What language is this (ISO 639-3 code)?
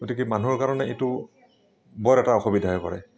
asm